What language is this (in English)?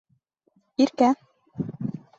Bashkir